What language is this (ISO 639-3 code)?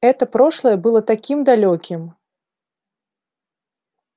rus